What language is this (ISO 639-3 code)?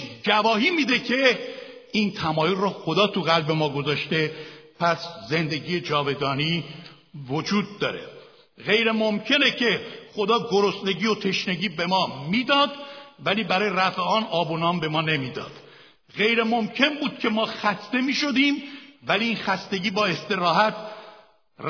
fas